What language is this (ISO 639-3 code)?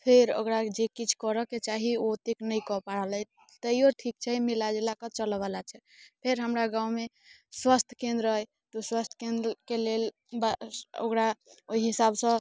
mai